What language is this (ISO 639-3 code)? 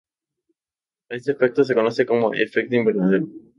spa